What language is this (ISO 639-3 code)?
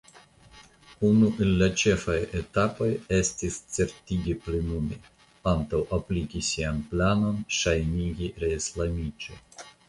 epo